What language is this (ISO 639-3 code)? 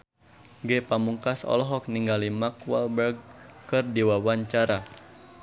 sun